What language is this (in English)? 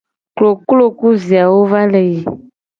Gen